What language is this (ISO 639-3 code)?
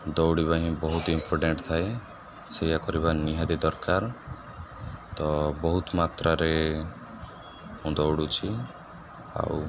ori